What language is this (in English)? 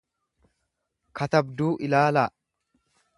Oromo